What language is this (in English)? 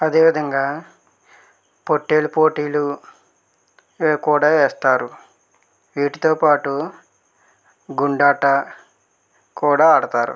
Telugu